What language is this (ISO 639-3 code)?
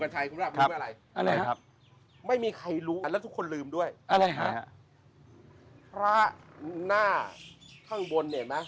tha